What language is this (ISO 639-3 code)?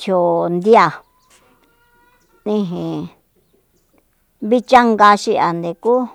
vmp